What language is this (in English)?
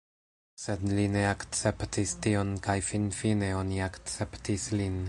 Esperanto